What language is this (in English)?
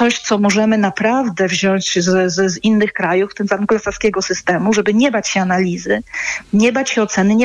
Polish